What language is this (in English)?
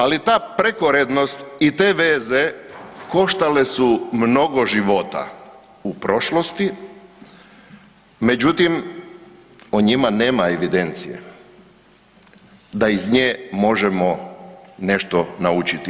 Croatian